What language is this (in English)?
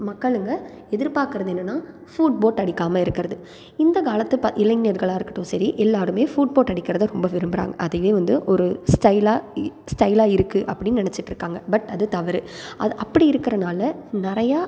Tamil